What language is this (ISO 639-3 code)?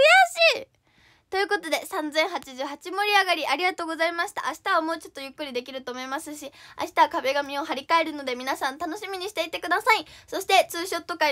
jpn